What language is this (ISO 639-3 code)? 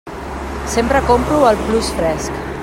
cat